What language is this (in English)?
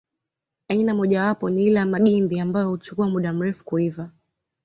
Swahili